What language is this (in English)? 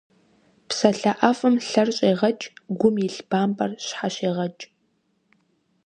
Kabardian